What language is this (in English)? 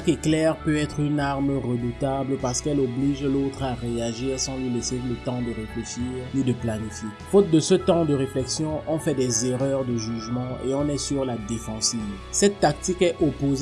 French